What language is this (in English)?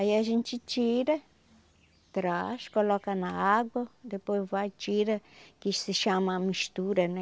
Portuguese